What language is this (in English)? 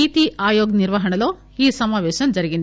Telugu